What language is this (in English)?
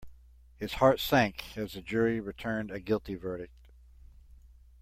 English